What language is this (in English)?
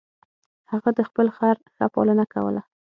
Pashto